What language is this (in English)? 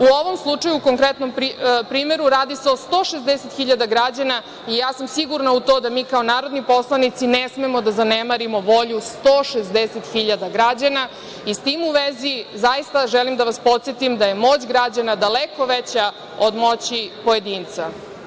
Serbian